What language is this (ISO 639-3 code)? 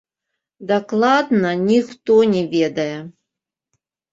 bel